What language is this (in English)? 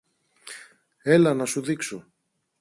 Greek